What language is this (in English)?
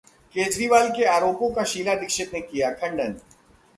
Hindi